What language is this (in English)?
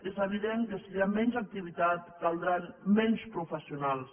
Catalan